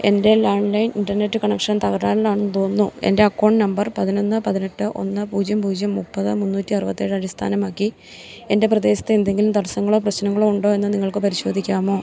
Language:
Malayalam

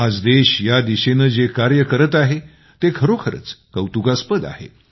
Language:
Marathi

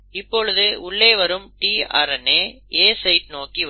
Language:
Tamil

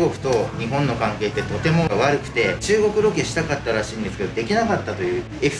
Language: Japanese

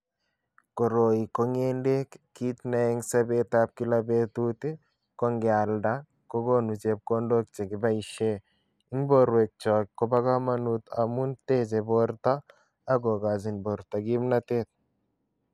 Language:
Kalenjin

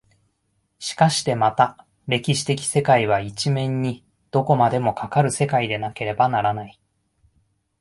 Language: Japanese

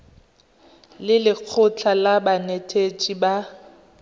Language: Tswana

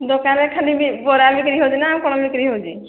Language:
Odia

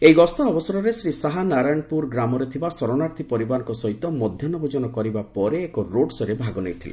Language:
Odia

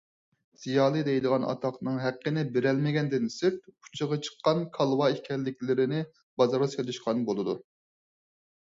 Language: Uyghur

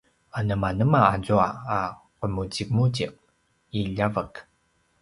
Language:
Paiwan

